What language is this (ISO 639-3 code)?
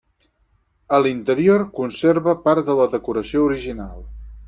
cat